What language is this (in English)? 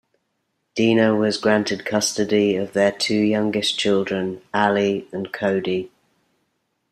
English